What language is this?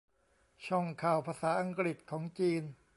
Thai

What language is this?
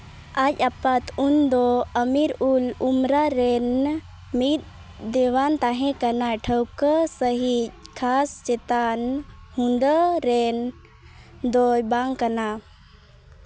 Santali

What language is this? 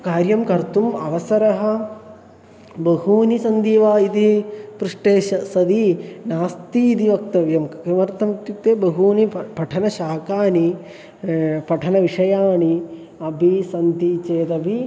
Sanskrit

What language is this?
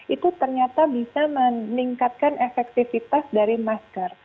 Indonesian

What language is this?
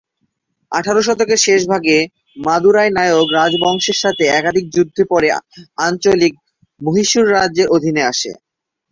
Bangla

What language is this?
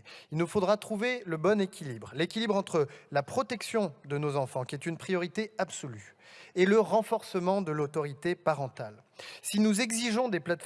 French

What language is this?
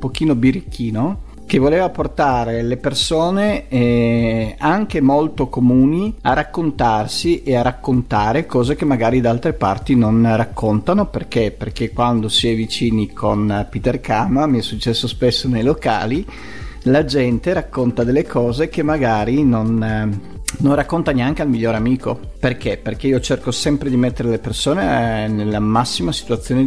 Italian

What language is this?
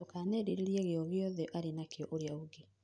Kikuyu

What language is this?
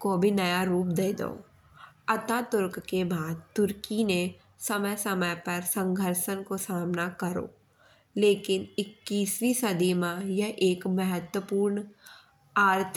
Bundeli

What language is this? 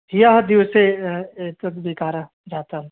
Sanskrit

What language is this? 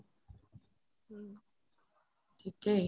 Assamese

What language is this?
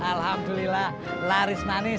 Indonesian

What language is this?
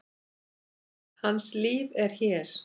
Icelandic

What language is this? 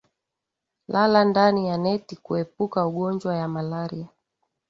Swahili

